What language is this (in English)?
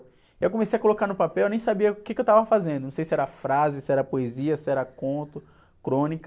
Portuguese